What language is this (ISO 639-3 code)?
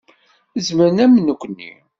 kab